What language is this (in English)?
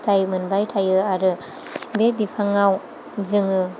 Bodo